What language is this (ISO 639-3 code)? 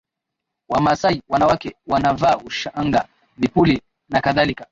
swa